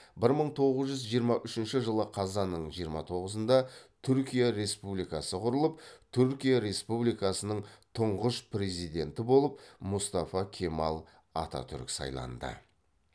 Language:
Kazakh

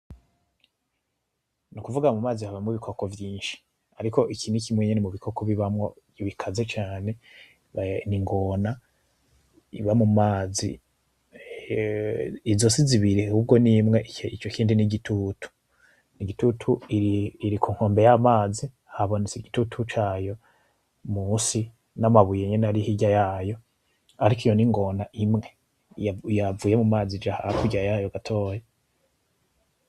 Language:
Rundi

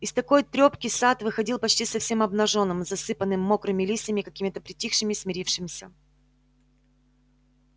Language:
Russian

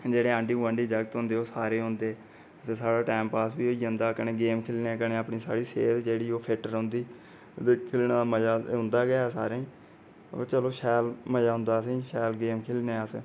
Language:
Dogri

